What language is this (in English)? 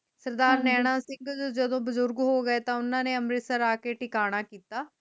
Punjabi